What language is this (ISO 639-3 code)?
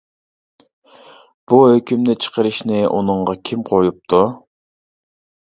uig